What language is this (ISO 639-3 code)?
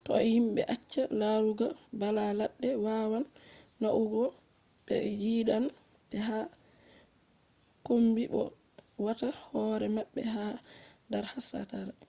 ful